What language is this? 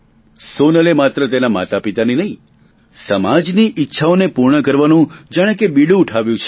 Gujarati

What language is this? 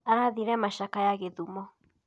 Kikuyu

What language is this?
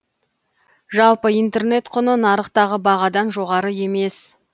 Kazakh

